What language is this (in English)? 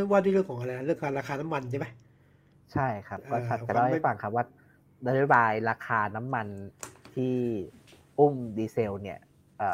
Thai